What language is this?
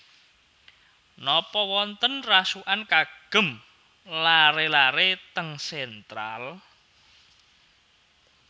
Javanese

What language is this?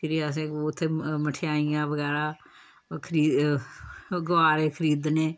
Dogri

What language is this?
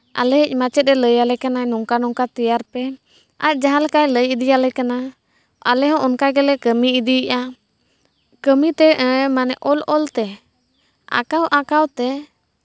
Santali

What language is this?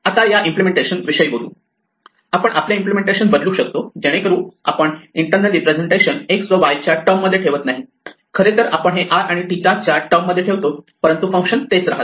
Marathi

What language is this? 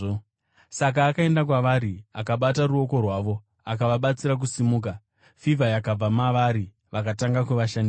Shona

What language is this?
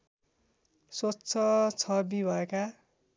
Nepali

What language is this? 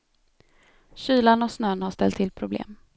Swedish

